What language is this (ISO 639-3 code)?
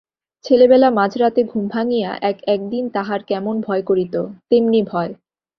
ben